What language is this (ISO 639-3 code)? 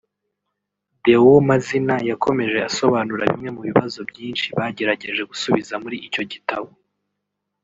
kin